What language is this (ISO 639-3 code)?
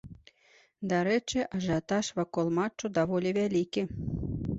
bel